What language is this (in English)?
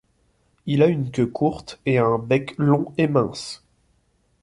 French